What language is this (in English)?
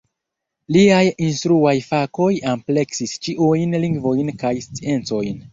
Esperanto